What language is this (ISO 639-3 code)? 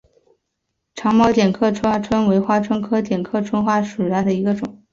zho